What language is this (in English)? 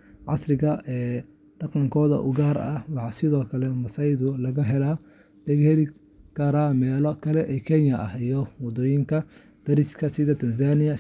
Somali